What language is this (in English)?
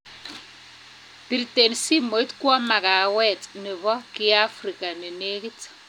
Kalenjin